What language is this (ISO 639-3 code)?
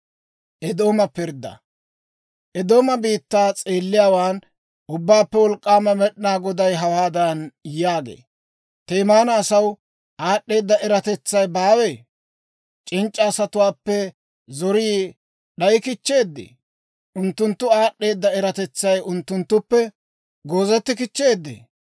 dwr